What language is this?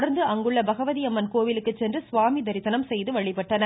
Tamil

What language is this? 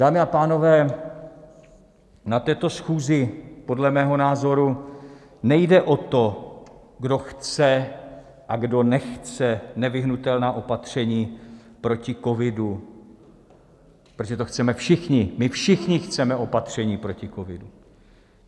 Czech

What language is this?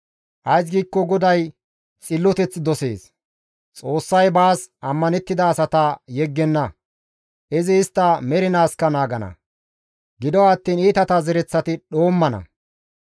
Gamo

